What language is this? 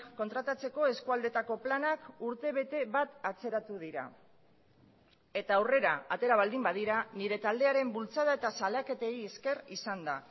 Basque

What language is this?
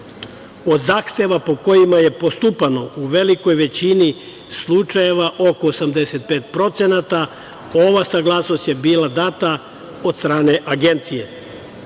Serbian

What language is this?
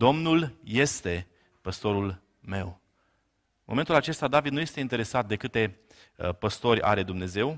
Romanian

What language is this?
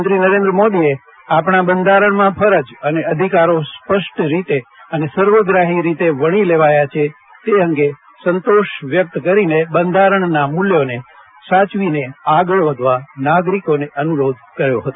Gujarati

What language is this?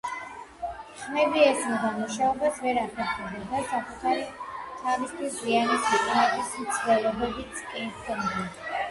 Georgian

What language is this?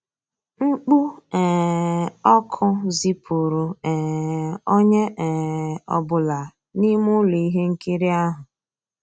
Igbo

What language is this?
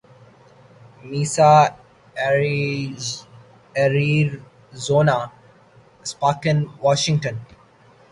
Urdu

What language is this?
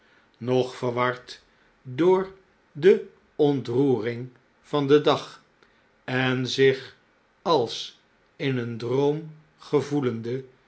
Dutch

